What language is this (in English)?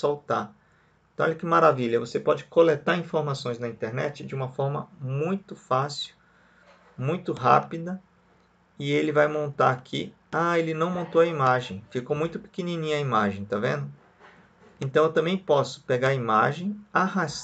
Portuguese